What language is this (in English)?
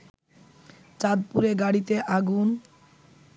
Bangla